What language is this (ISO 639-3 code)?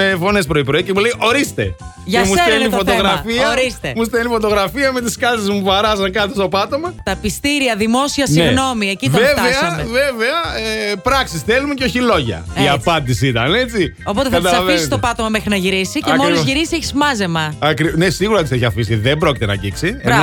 ell